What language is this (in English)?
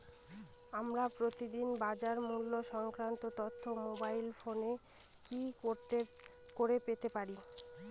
Bangla